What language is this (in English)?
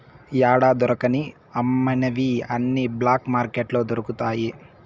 Telugu